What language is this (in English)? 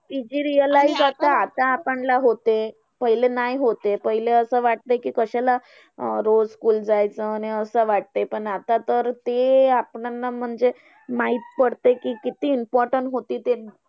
Marathi